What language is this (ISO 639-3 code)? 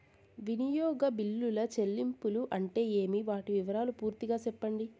tel